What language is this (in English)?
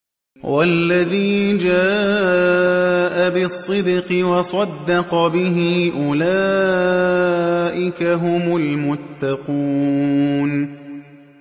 Arabic